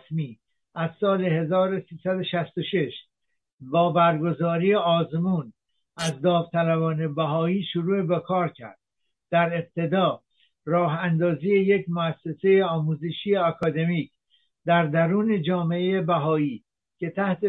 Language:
Persian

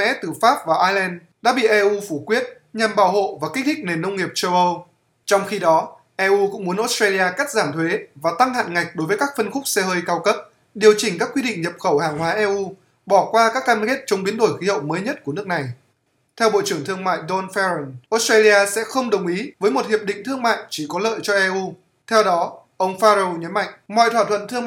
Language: Vietnamese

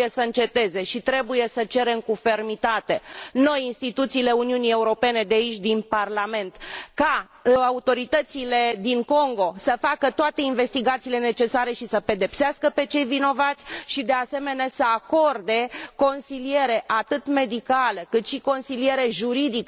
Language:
Romanian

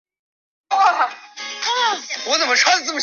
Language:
Chinese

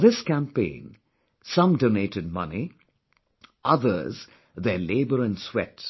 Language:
English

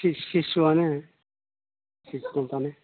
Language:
Bodo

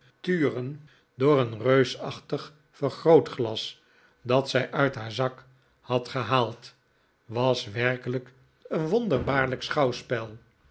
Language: Dutch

